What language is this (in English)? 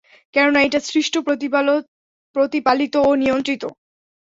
Bangla